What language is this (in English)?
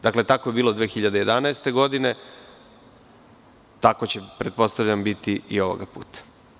Serbian